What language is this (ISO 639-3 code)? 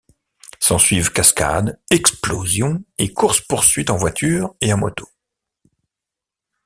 fra